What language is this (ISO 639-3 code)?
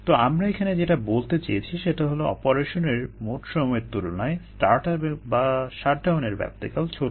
ben